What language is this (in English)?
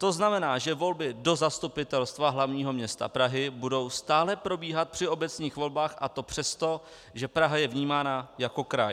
Czech